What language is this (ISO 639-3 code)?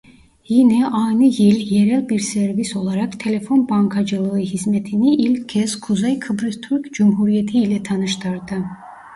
tur